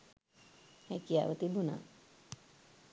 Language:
Sinhala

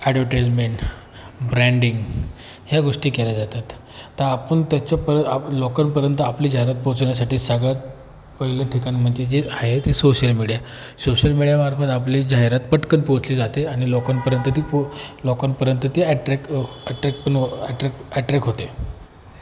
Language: Marathi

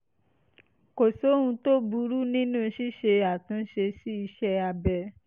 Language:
Yoruba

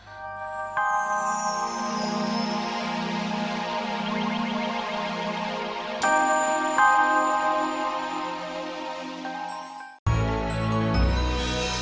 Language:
Indonesian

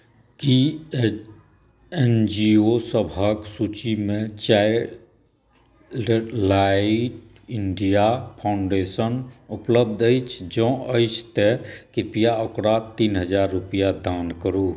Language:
Maithili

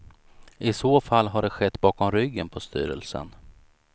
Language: Swedish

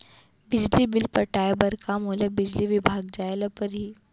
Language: Chhattisgarhi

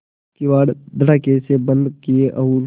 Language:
Hindi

